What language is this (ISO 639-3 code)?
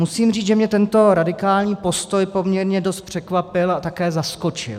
ces